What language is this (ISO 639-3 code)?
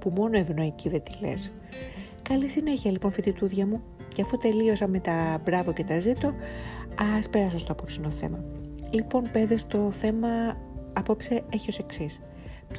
ell